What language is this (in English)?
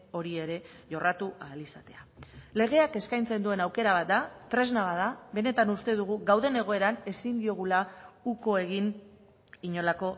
Basque